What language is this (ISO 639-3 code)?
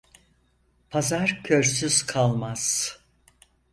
tur